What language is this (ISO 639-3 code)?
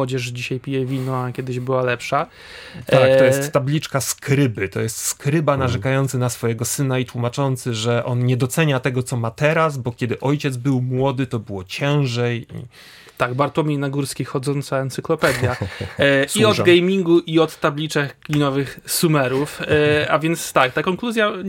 pol